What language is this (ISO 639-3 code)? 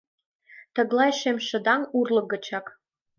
chm